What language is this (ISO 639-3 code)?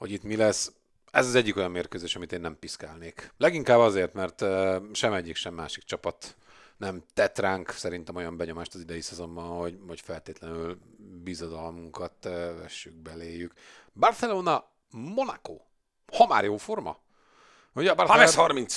hun